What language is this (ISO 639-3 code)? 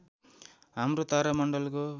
nep